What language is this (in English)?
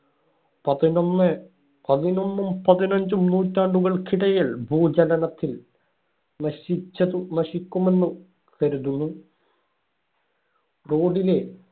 Malayalam